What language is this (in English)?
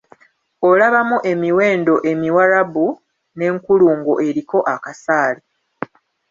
Ganda